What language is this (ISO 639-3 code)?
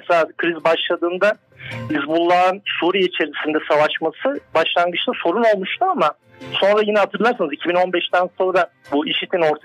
tur